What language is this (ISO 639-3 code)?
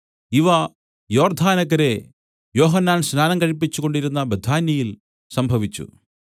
mal